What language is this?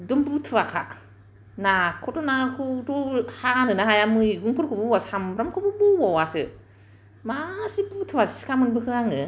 Bodo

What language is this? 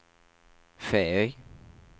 Norwegian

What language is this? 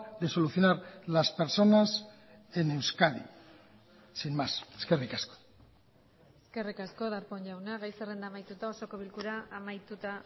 Basque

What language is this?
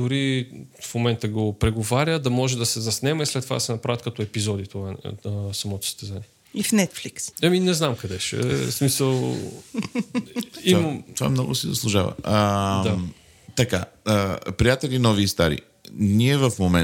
Bulgarian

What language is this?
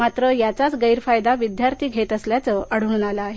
Marathi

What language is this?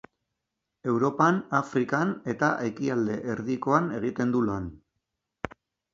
Basque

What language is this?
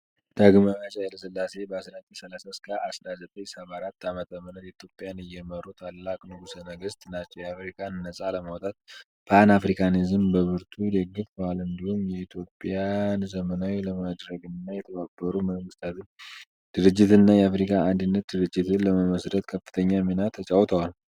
Amharic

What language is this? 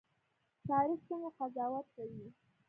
Pashto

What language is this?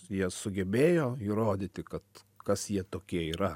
Lithuanian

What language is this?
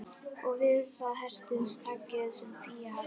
Icelandic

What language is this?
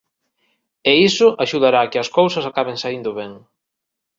Galician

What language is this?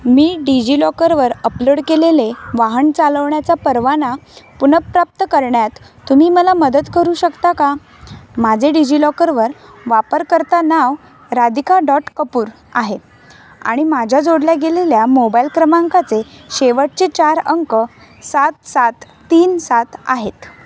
Marathi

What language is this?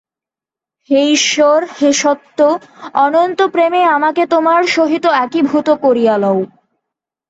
Bangla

